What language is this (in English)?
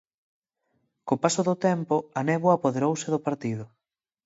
Galician